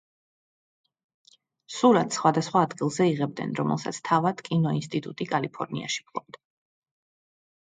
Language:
Georgian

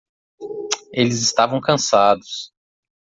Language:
Portuguese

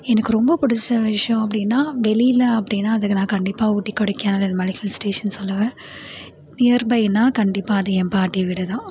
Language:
Tamil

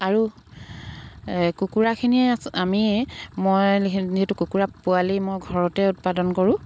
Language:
Assamese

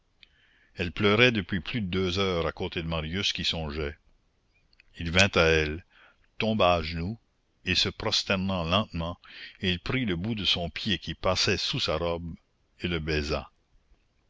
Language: French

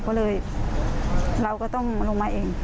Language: Thai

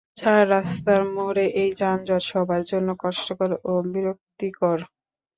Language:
Bangla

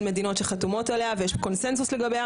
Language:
Hebrew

